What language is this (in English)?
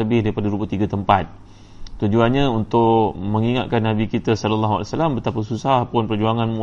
Malay